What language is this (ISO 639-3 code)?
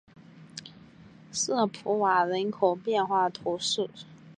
zho